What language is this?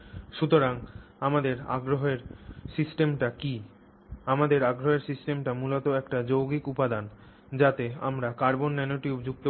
Bangla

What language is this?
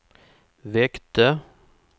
Swedish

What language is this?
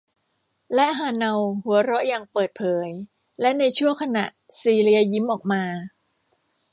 Thai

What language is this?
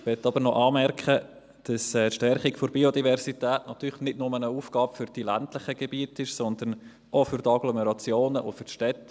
Swiss German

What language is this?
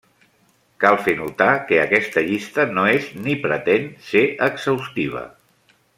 Catalan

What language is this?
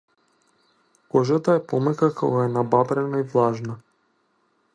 Macedonian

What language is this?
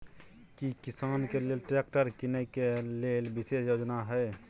Maithili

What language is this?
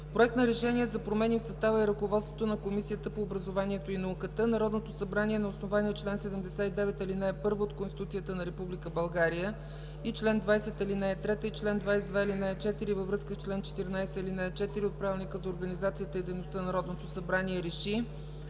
Bulgarian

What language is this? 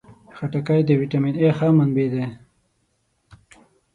Pashto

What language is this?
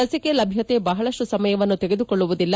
Kannada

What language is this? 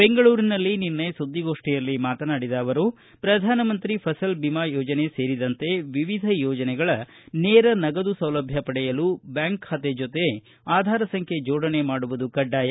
Kannada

